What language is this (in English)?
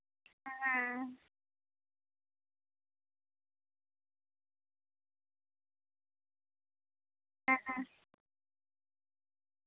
Santali